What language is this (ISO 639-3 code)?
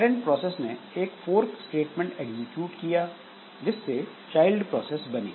hin